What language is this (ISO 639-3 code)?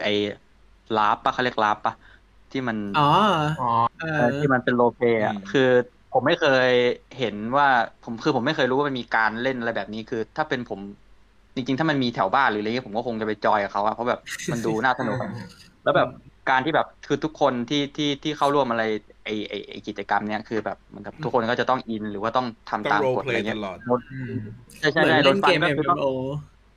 tha